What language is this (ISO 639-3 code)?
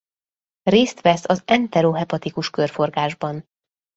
hun